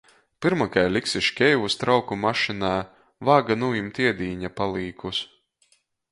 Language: Latgalian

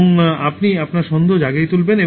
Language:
Bangla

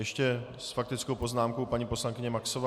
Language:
Czech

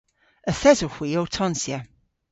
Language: Cornish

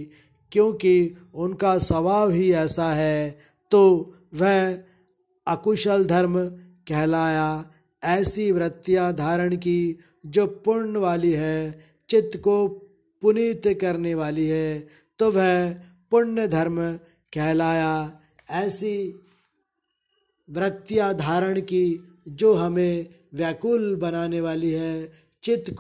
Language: Hindi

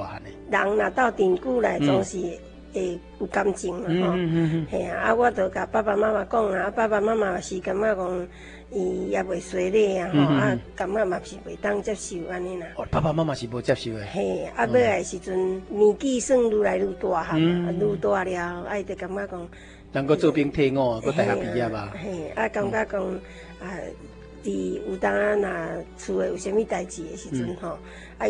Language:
Chinese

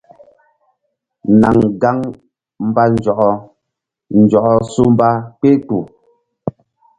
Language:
Mbum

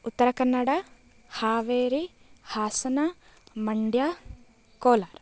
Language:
Sanskrit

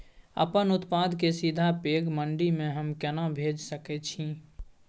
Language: Maithili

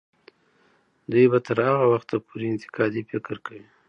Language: Pashto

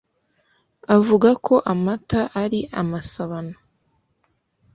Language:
Kinyarwanda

